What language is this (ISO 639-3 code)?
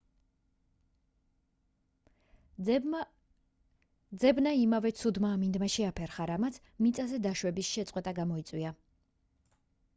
kat